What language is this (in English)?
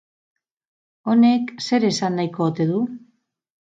Basque